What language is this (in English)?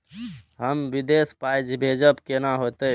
Maithili